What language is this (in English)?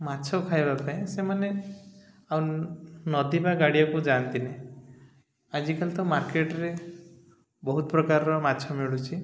Odia